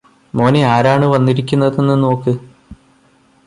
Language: Malayalam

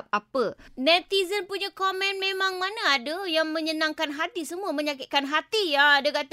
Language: Malay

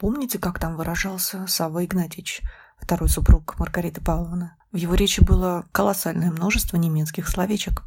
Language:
Russian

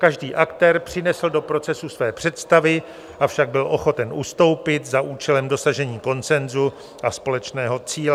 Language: Czech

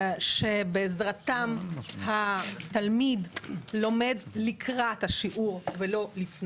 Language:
Hebrew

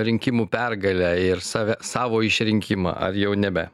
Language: Lithuanian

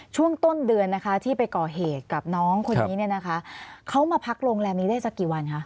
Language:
Thai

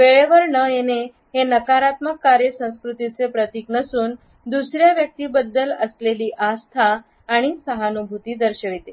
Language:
Marathi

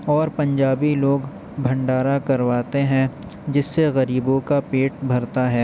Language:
Urdu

